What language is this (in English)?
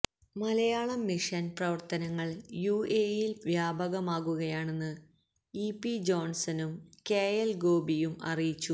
Malayalam